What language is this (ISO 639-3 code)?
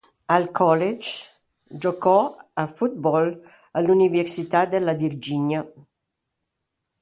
ita